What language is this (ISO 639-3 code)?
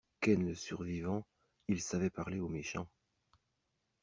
fra